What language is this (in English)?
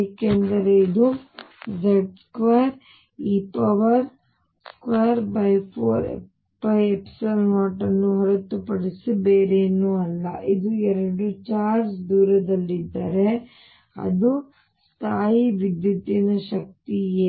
Kannada